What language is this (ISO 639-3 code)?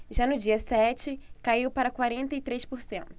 por